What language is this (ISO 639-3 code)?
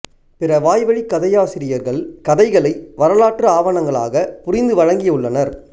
tam